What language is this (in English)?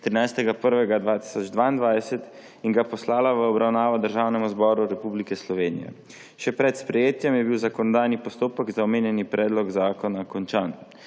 Slovenian